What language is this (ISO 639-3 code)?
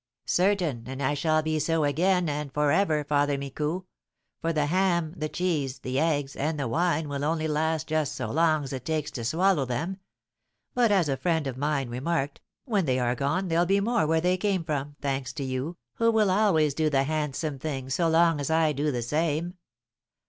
eng